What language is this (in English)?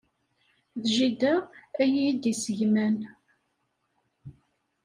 Kabyle